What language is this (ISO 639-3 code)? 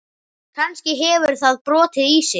isl